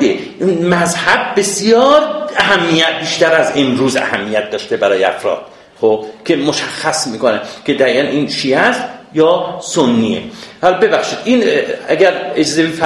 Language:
Persian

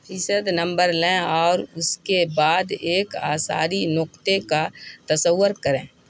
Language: Urdu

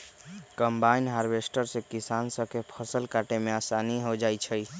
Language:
Magahi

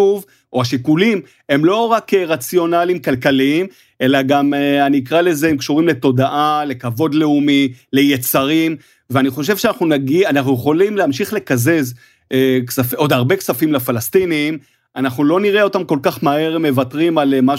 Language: Hebrew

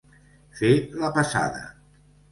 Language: Catalan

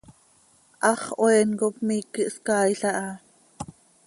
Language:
Seri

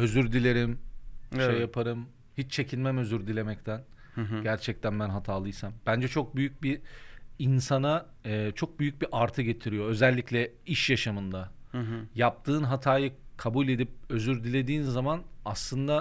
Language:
Turkish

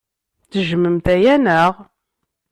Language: Kabyle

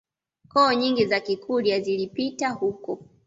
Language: Swahili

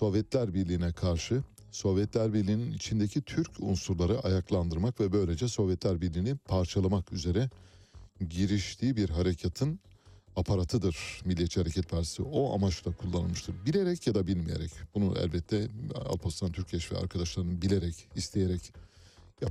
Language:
Turkish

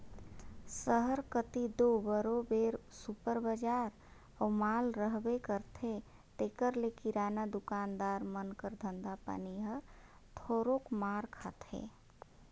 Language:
Chhattisgarhi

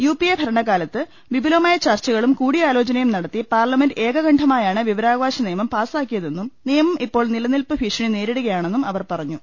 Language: Malayalam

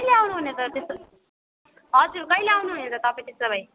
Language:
Nepali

